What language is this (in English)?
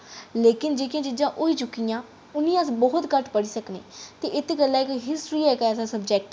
Dogri